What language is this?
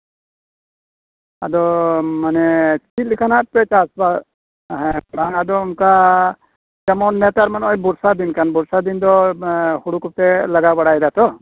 Santali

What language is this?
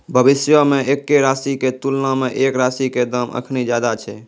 Maithili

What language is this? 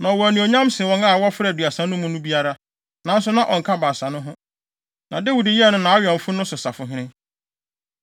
Akan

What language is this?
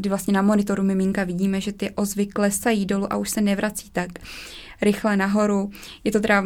Czech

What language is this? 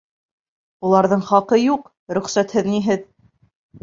Bashkir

